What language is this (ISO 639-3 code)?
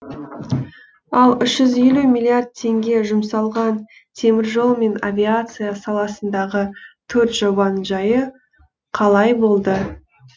kaz